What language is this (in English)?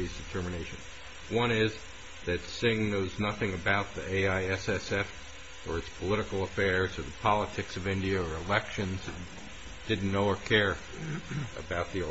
English